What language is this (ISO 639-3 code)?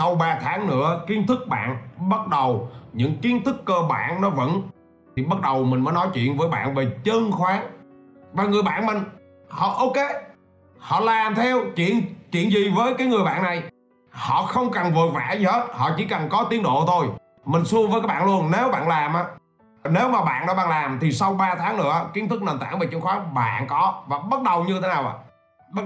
vie